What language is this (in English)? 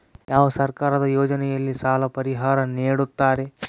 Kannada